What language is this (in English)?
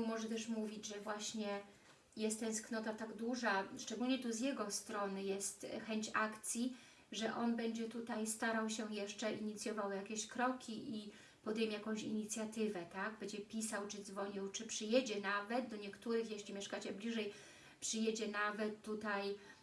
Polish